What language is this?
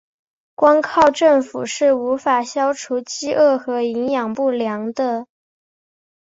Chinese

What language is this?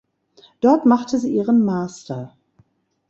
German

